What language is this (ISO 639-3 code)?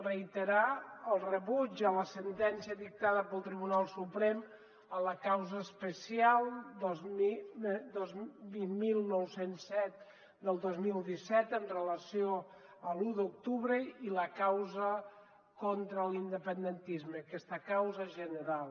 cat